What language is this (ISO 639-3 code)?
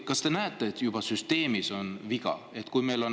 est